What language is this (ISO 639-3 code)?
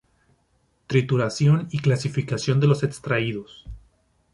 spa